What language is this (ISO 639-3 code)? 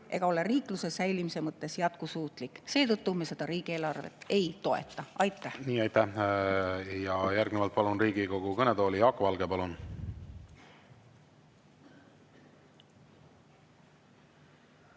est